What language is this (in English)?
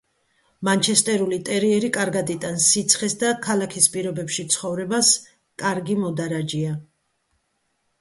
Georgian